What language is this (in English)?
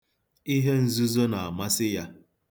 Igbo